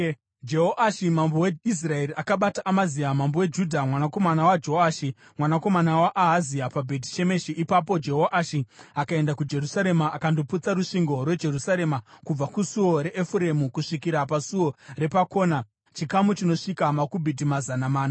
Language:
Shona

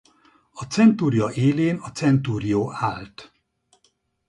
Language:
Hungarian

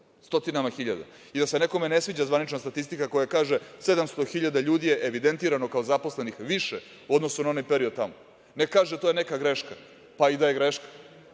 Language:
Serbian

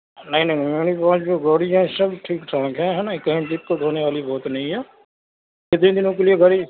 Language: Urdu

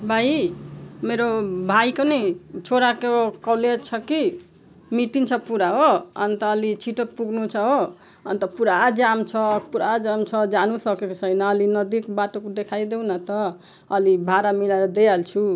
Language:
Nepali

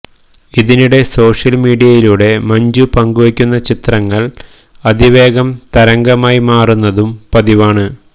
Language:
Malayalam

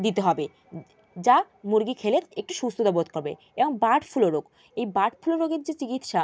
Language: Bangla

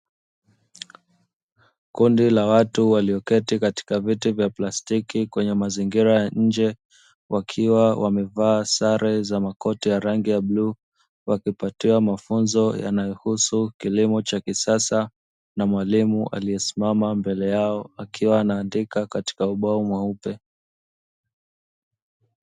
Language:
Swahili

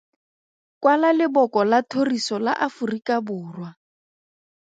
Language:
Tswana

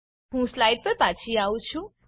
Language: Gujarati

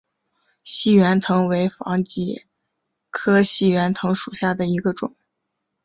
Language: Chinese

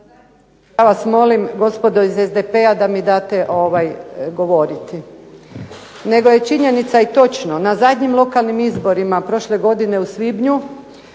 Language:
Croatian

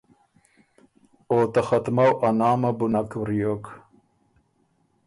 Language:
Ormuri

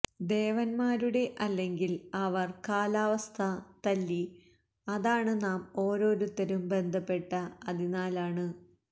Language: Malayalam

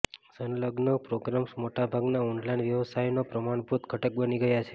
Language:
Gujarati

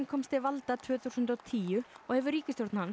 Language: Icelandic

